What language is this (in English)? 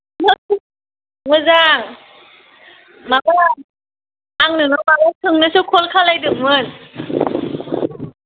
Bodo